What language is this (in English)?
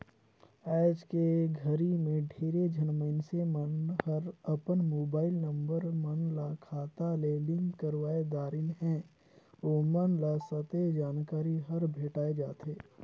Chhattisgarhi